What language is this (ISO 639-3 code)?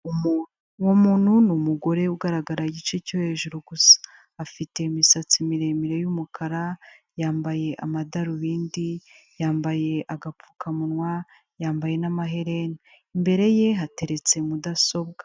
kin